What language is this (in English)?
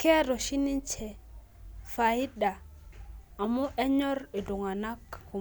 Masai